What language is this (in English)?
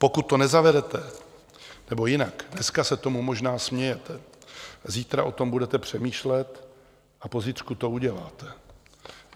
Czech